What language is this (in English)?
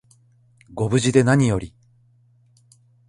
Japanese